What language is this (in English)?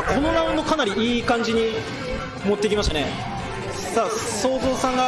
Japanese